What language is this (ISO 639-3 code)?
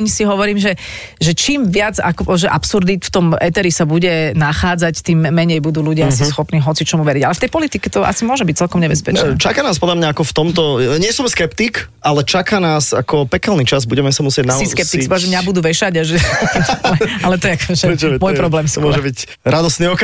slk